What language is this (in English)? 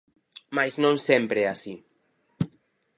Galician